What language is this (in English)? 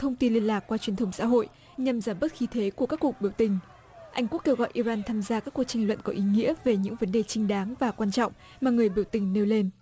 Vietnamese